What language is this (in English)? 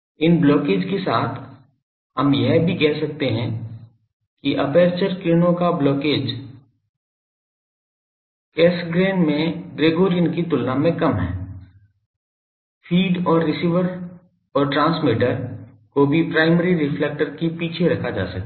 Hindi